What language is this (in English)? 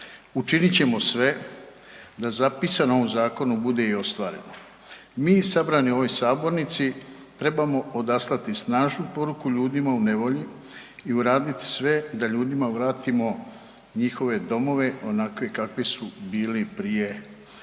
Croatian